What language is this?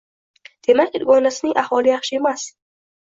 Uzbek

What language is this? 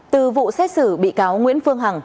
Vietnamese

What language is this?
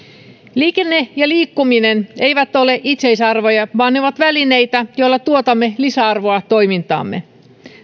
Finnish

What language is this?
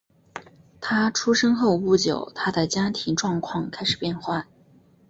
Chinese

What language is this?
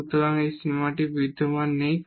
Bangla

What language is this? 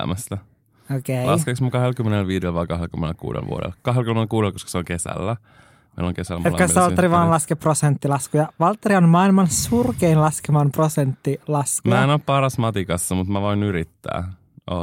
Finnish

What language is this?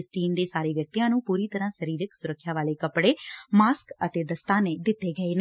Punjabi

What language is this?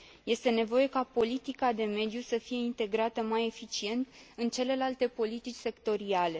Romanian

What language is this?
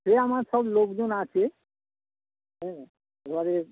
Bangla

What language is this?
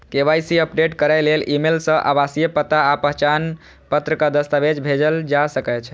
Maithili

